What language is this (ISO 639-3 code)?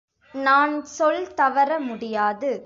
tam